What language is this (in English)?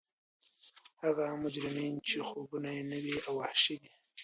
Pashto